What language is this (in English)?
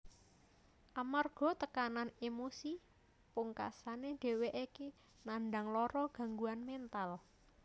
Javanese